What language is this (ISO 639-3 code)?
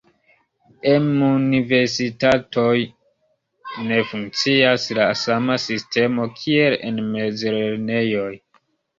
epo